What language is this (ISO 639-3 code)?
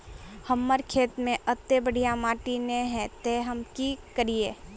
mag